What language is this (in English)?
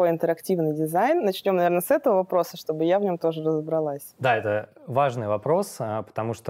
Russian